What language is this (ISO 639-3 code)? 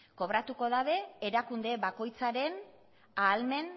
eus